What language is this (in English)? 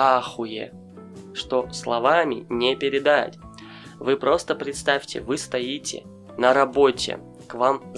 Russian